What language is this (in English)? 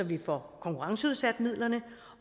Danish